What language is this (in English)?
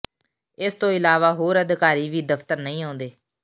Punjabi